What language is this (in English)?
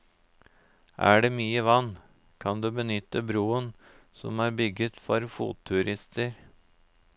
Norwegian